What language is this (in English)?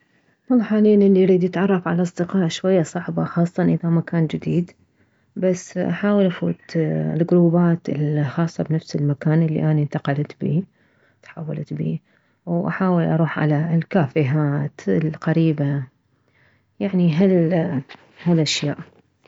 Mesopotamian Arabic